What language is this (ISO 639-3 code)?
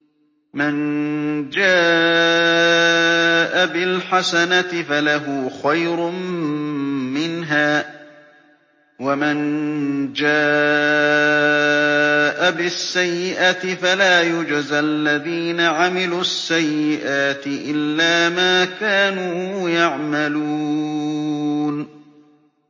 ara